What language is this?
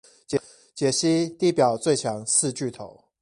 Chinese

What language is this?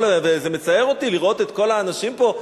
Hebrew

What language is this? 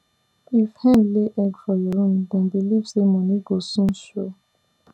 Nigerian Pidgin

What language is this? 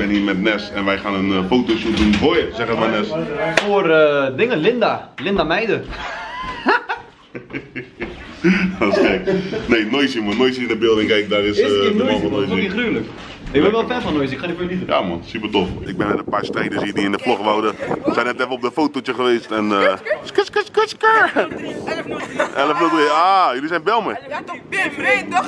Dutch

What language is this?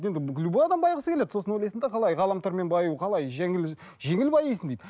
Kazakh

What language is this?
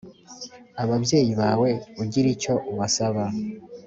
Kinyarwanda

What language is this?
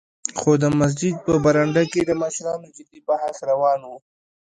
Pashto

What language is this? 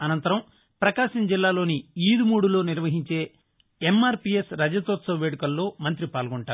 Telugu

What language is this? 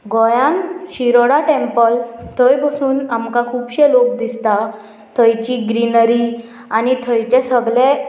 Konkani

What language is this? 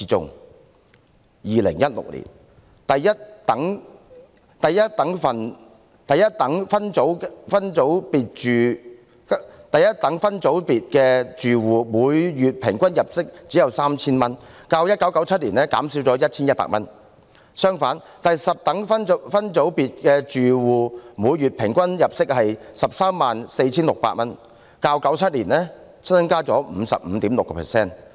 Cantonese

